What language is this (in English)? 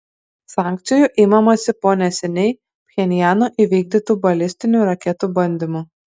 Lithuanian